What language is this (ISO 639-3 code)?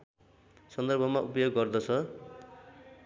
nep